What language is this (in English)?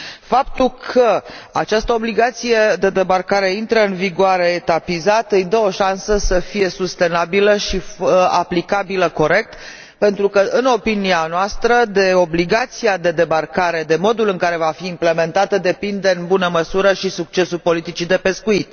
Romanian